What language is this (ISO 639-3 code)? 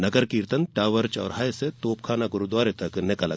hin